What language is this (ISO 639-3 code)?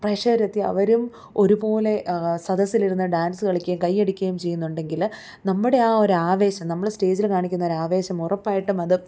mal